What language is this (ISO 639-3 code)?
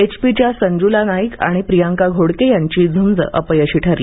mar